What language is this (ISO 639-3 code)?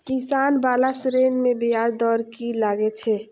mai